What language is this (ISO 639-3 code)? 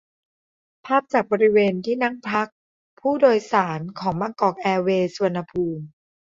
tha